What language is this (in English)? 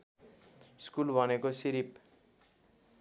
Nepali